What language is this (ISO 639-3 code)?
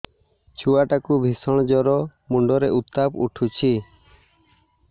ori